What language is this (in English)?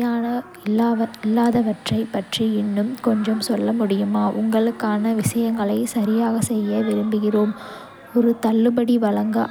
Kota (India)